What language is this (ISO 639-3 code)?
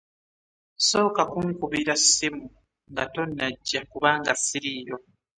lug